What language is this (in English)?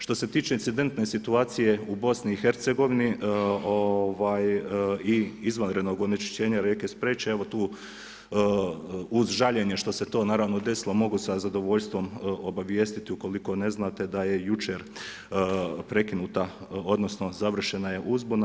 Croatian